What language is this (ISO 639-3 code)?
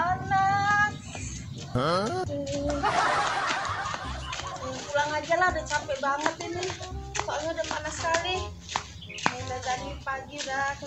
ind